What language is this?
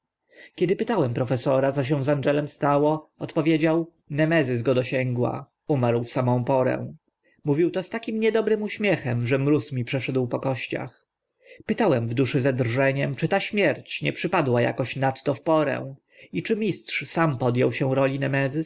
Polish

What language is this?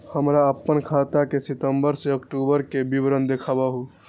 Maithili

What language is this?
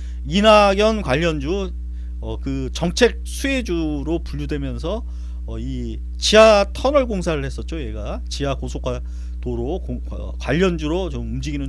Korean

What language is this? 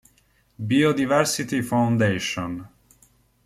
Italian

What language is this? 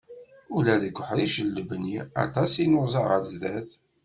Kabyle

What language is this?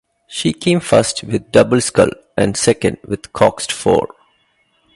English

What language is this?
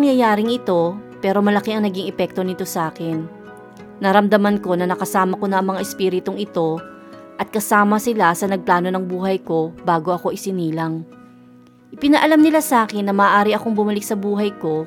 Filipino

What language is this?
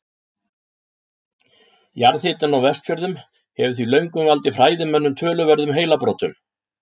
Icelandic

